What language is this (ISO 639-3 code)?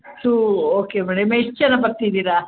kan